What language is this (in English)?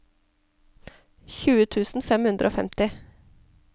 Norwegian